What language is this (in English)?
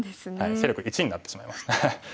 Japanese